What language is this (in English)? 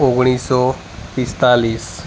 Gujarati